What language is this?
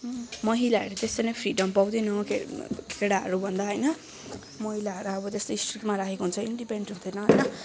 Nepali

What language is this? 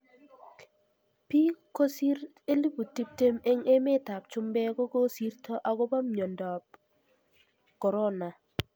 Kalenjin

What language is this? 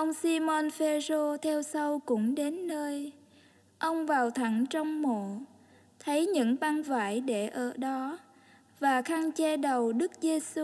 Vietnamese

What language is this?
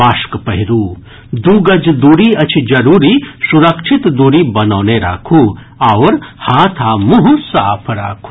Maithili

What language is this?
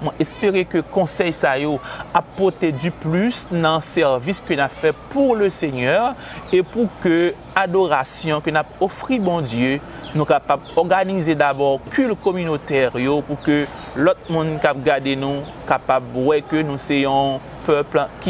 French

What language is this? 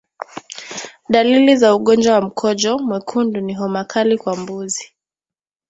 Swahili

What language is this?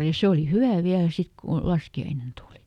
Finnish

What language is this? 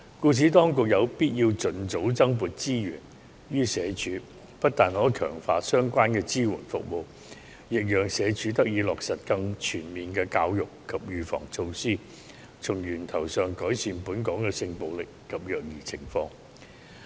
Cantonese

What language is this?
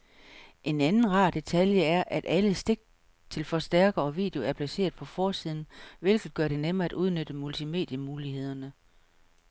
Danish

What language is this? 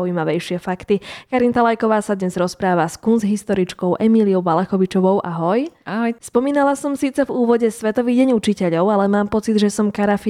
Slovak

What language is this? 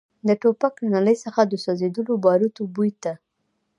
Pashto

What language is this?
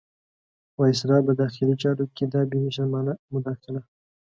Pashto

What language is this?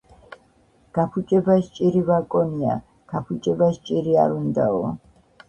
Georgian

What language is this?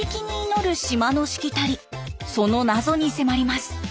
Japanese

